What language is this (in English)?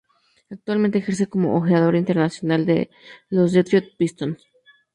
Spanish